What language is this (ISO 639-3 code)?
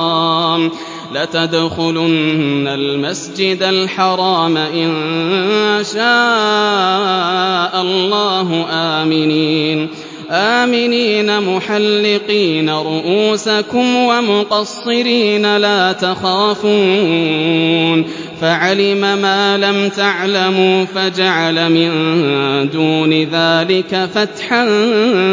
ara